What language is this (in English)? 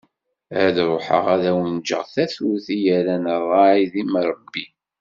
Kabyle